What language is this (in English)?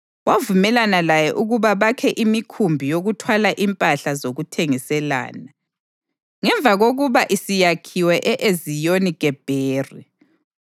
North Ndebele